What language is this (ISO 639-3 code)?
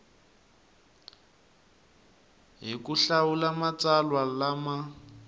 tso